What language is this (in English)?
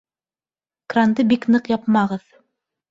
Bashkir